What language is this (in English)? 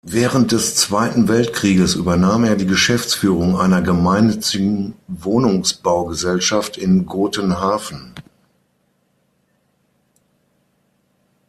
German